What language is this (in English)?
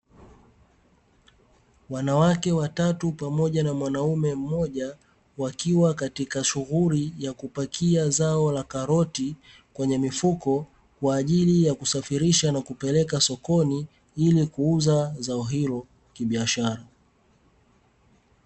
Swahili